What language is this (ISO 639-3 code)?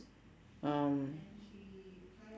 eng